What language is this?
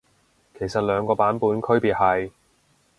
Cantonese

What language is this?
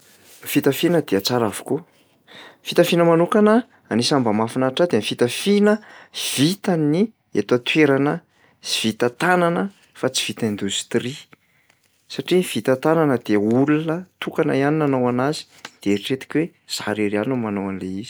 Malagasy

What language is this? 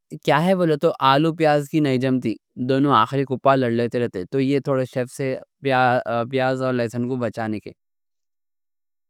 Deccan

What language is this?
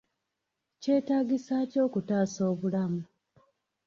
Ganda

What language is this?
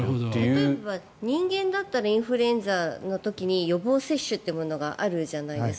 Japanese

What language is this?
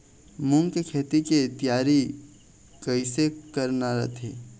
Chhattisgarhi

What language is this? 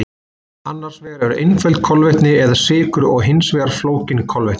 Icelandic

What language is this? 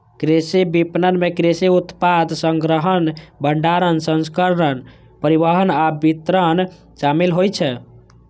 Maithili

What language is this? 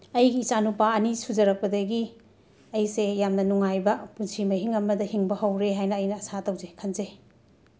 Manipuri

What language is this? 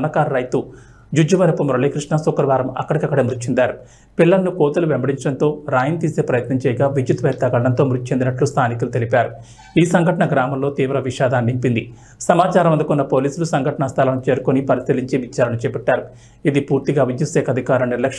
Telugu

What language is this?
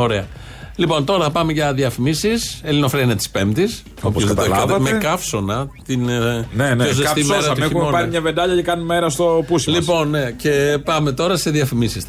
Greek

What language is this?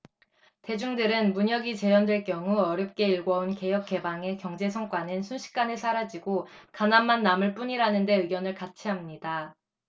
Korean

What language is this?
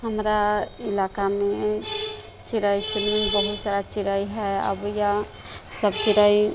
Maithili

